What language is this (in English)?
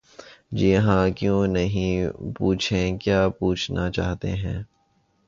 Urdu